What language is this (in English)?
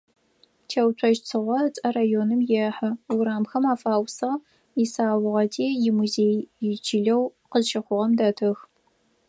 Adyghe